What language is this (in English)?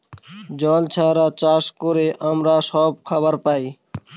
Bangla